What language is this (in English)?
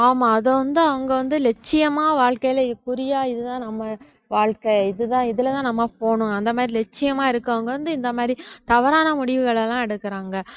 Tamil